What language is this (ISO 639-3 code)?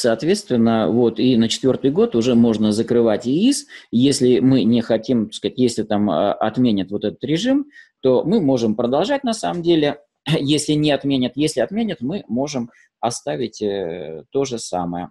rus